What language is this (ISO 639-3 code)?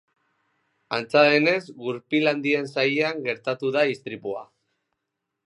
eus